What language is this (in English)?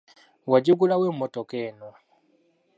Ganda